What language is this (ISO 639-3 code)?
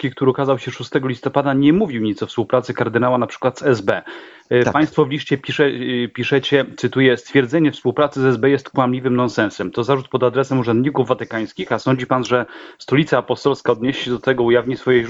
pol